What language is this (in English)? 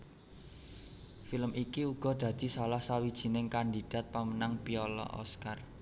Javanese